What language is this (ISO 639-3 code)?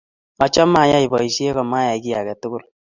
kln